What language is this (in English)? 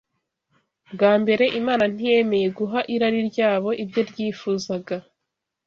Kinyarwanda